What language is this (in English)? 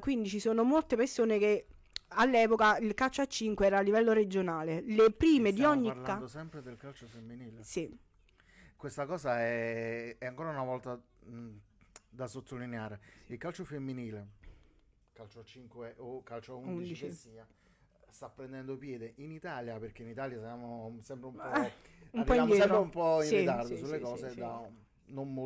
Italian